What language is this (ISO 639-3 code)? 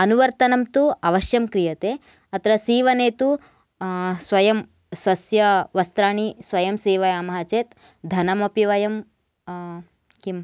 san